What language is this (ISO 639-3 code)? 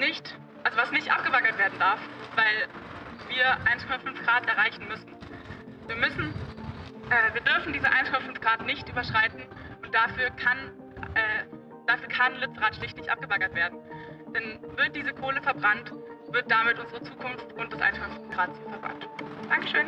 deu